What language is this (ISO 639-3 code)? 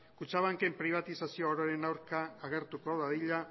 eus